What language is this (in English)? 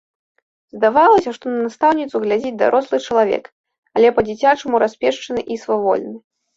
Belarusian